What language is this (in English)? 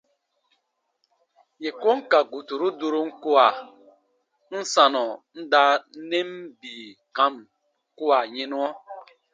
Baatonum